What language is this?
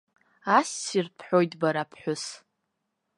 Abkhazian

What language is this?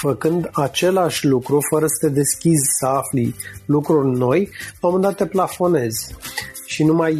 Romanian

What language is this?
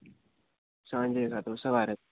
Gujarati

